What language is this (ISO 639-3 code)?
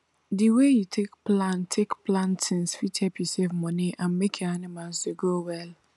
pcm